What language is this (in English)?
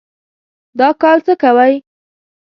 Pashto